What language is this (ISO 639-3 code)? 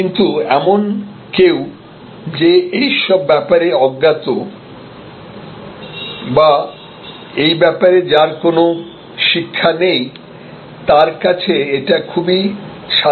ben